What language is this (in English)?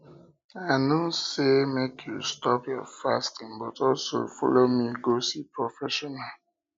Nigerian Pidgin